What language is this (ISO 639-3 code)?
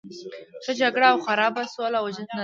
pus